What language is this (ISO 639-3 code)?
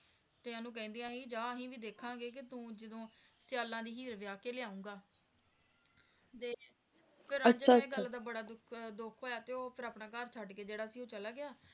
pan